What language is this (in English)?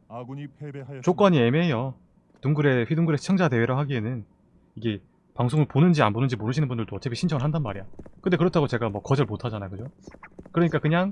Korean